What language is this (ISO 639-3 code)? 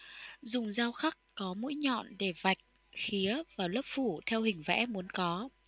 vie